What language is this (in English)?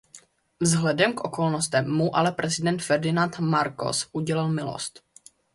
Czech